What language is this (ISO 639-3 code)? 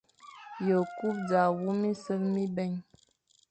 fan